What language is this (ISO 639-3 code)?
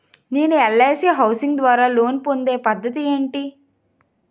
tel